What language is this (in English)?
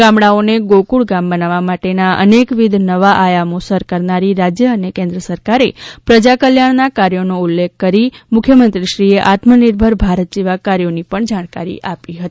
Gujarati